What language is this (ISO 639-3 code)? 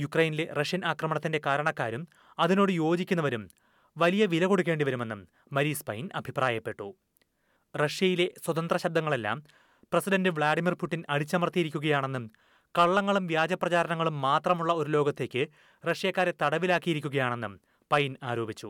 mal